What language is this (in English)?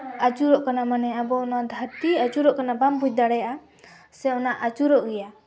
Santali